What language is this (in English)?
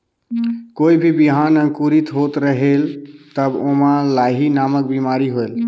Chhattisgarhi